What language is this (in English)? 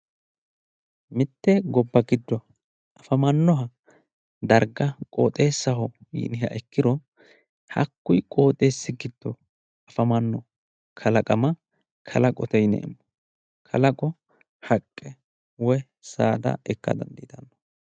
Sidamo